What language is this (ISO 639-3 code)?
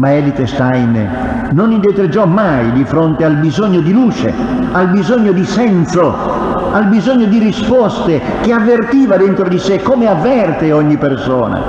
ita